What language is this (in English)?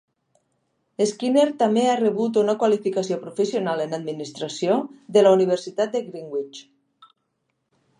Catalan